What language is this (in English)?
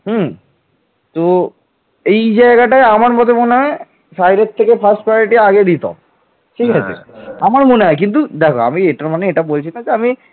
Bangla